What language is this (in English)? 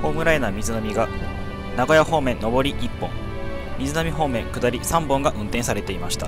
Japanese